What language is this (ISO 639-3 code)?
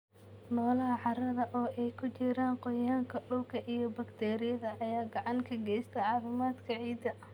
som